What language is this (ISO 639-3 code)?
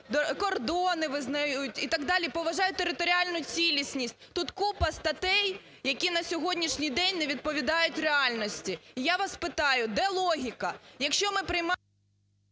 ukr